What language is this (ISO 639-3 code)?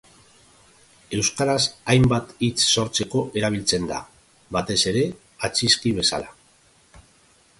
eus